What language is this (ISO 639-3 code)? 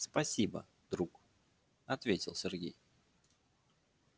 rus